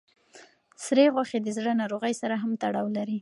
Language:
Pashto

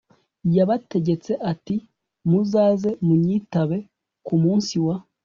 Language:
Kinyarwanda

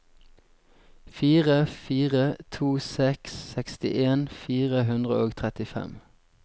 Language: Norwegian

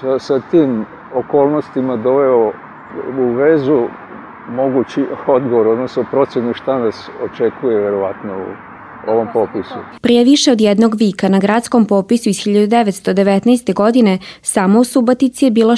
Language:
Croatian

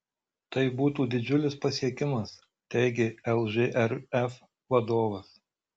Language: Lithuanian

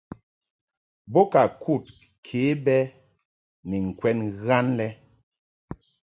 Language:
Mungaka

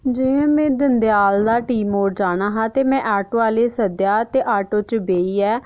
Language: Dogri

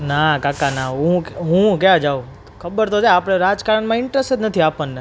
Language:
Gujarati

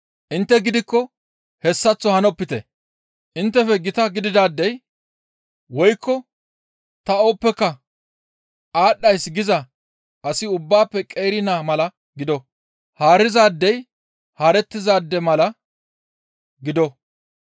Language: Gamo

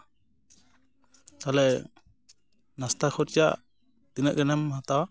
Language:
Santali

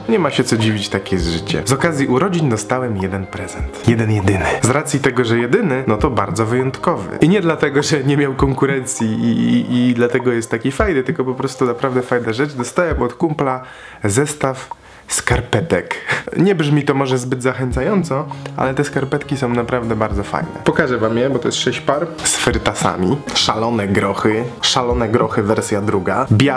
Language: Polish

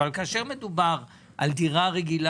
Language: Hebrew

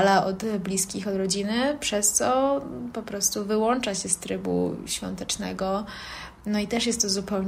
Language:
Polish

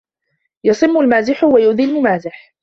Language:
Arabic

